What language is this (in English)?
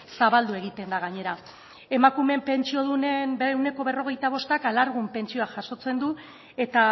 Basque